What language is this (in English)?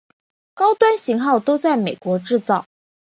Chinese